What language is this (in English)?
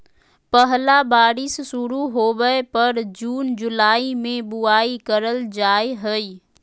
Magahi